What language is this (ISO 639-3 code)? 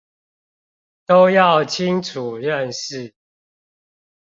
zho